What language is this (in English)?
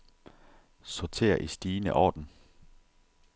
Danish